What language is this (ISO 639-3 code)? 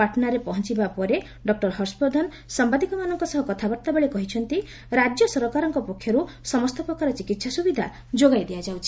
ori